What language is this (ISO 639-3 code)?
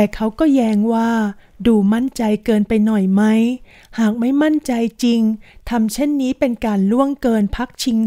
tha